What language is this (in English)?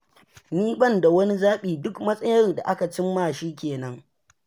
Hausa